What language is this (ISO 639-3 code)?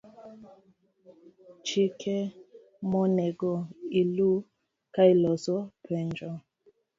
luo